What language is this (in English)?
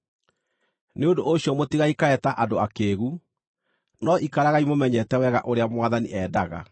Kikuyu